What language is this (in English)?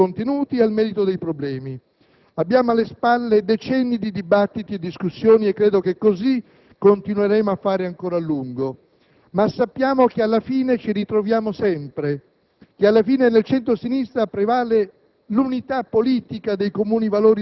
Italian